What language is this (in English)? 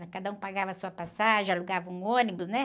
Portuguese